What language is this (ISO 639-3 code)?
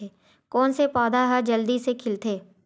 hne